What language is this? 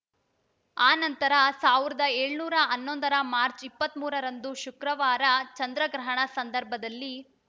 Kannada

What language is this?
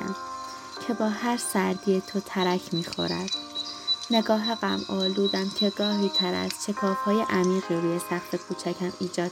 Persian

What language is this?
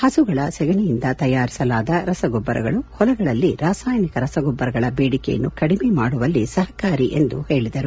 Kannada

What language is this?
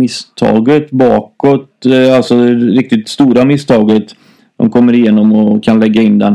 Swedish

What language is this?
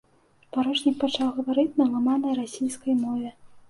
Belarusian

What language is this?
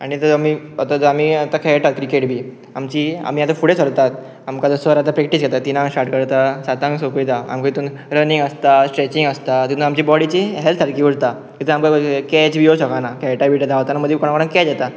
Konkani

